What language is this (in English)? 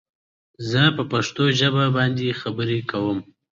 English